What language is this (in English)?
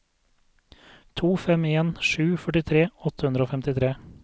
Norwegian